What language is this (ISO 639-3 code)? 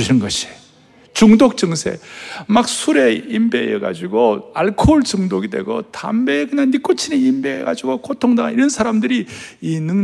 kor